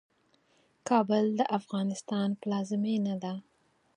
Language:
Pashto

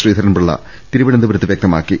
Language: Malayalam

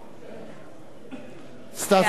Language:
Hebrew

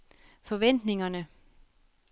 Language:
Danish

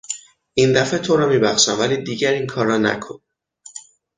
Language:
Persian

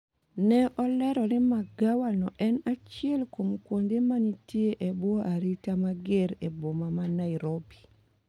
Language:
Luo (Kenya and Tanzania)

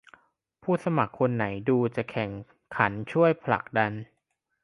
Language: Thai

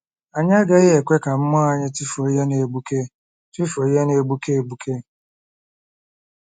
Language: Igbo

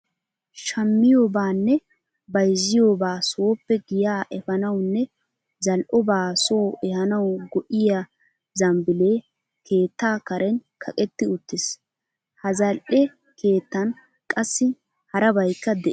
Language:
Wolaytta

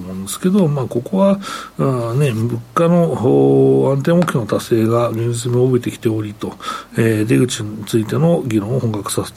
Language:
Japanese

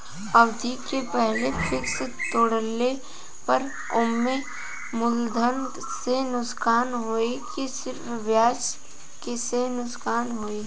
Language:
Bhojpuri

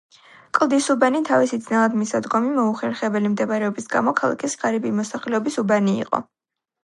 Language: Georgian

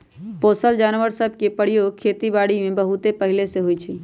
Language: Magahi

